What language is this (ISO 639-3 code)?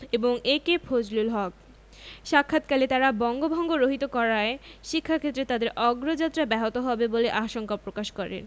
ben